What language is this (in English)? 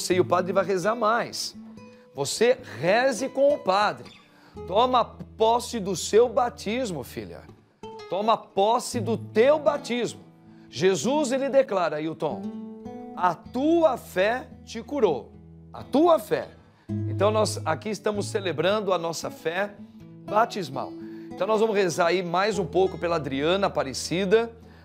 Portuguese